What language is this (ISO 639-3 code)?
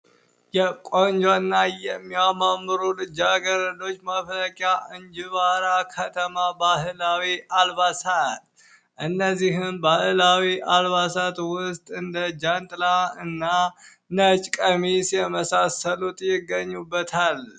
amh